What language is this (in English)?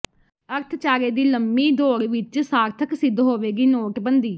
Punjabi